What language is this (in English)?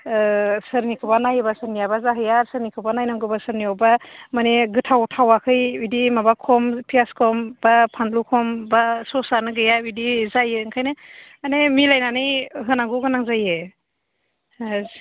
Bodo